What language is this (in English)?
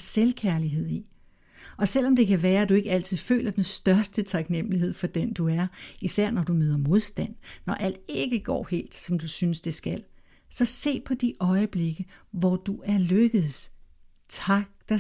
Danish